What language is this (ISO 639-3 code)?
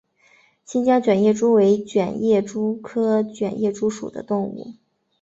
zho